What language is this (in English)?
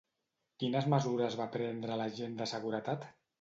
Catalan